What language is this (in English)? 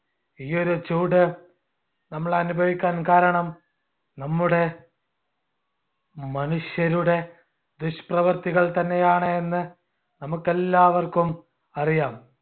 Malayalam